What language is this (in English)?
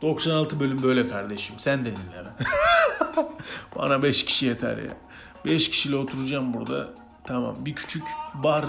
Turkish